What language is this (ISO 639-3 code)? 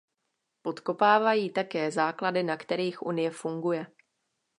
ces